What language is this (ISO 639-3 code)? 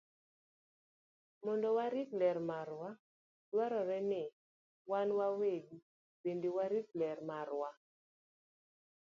luo